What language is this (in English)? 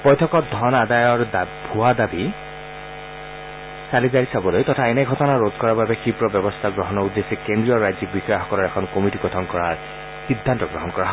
Assamese